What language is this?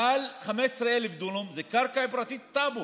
Hebrew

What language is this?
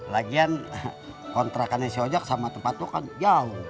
Indonesian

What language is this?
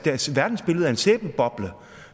Danish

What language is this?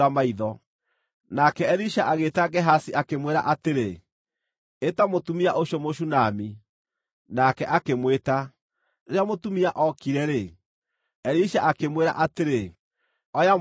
Kikuyu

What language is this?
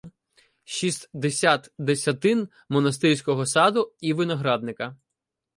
Ukrainian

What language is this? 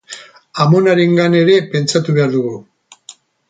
Basque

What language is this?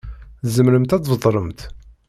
Kabyle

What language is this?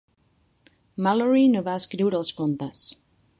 Catalan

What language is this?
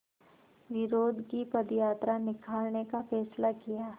Hindi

